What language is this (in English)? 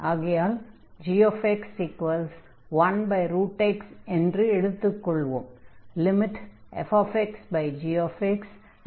Tamil